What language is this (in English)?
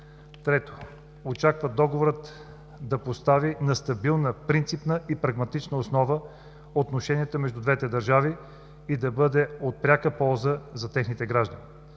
Bulgarian